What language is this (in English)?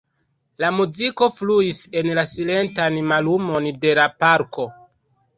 Esperanto